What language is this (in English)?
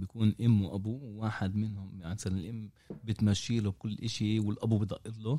Arabic